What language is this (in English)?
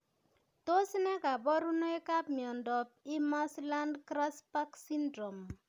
Kalenjin